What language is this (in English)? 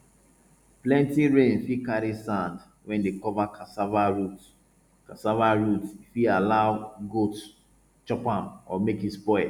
Nigerian Pidgin